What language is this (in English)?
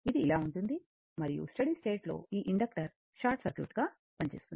Telugu